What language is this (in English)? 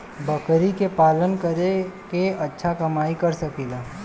Bhojpuri